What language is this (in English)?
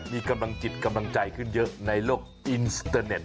Thai